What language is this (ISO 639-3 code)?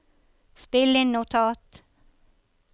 nor